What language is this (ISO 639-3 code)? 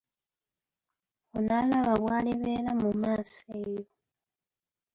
lug